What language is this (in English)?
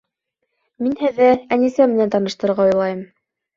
Bashkir